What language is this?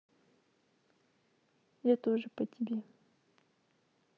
Russian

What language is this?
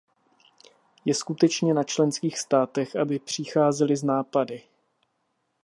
Czech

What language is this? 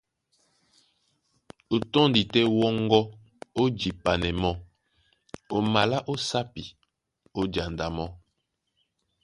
Duala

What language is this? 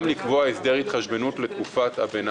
Hebrew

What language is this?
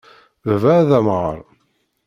Kabyle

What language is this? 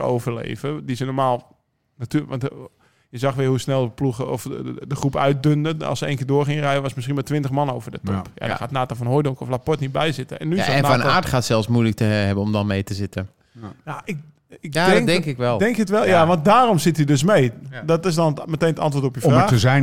Dutch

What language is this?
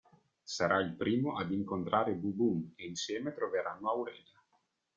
Italian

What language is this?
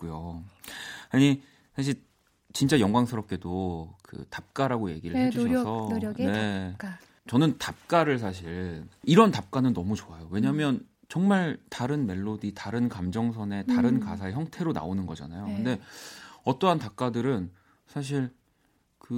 Korean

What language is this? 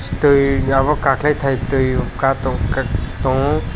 Kok Borok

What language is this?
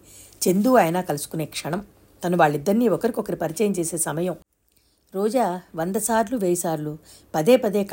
Telugu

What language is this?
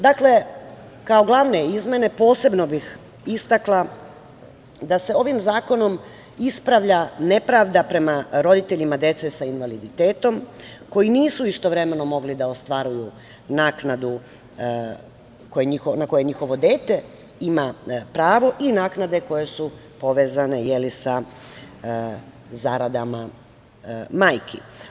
Serbian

